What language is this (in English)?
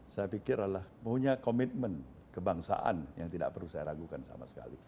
Indonesian